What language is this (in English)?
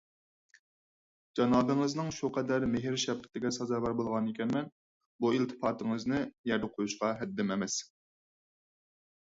Uyghur